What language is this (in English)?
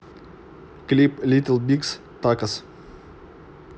Russian